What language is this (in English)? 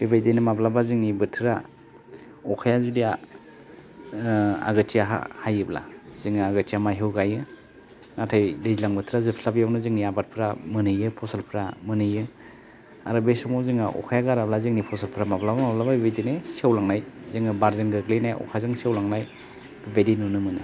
Bodo